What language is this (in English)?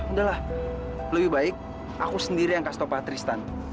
Indonesian